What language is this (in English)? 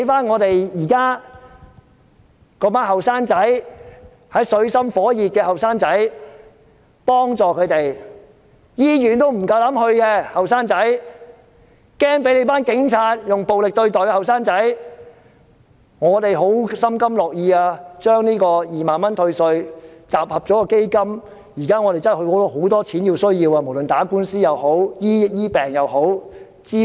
Cantonese